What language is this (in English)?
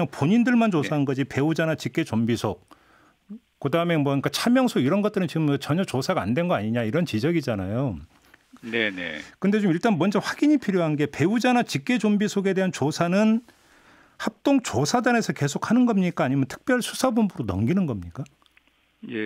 Korean